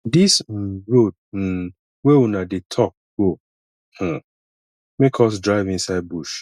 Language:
Nigerian Pidgin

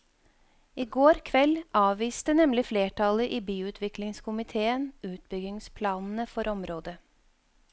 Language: Norwegian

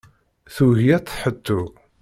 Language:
Kabyle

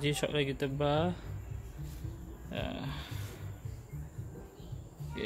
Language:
Malay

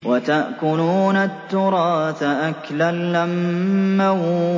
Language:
Arabic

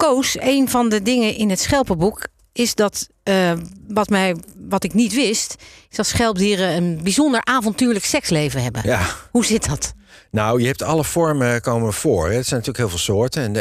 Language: Dutch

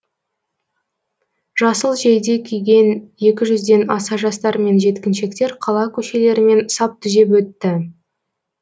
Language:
Kazakh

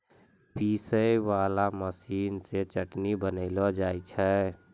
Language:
Maithili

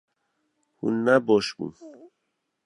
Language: Kurdish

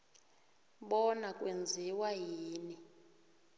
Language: South Ndebele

